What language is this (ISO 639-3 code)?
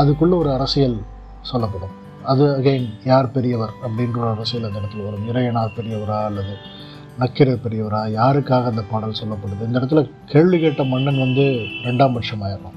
tam